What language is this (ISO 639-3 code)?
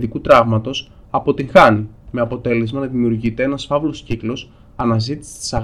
ell